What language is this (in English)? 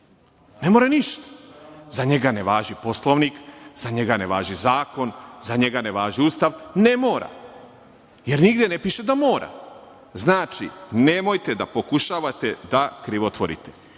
Serbian